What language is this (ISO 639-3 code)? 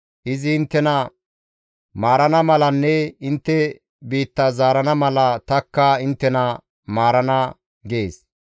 gmv